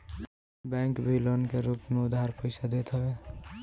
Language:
Bhojpuri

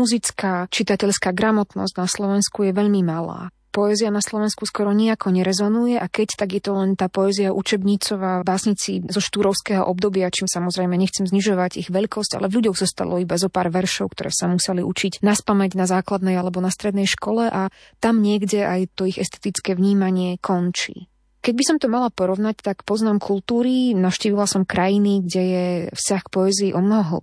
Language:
Slovak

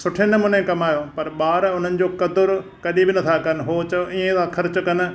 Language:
Sindhi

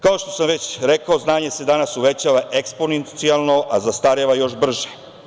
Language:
Serbian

